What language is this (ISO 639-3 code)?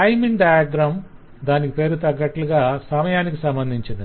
tel